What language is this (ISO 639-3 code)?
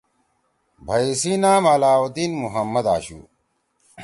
trw